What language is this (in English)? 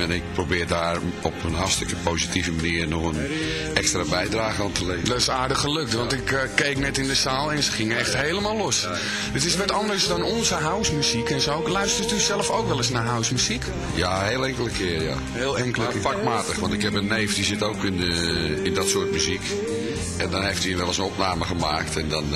Dutch